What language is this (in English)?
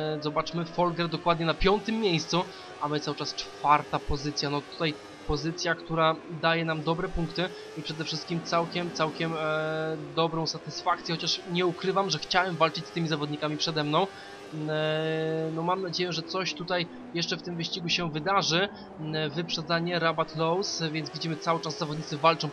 Polish